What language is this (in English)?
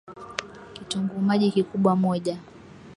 Swahili